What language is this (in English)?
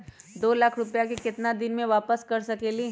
Magahi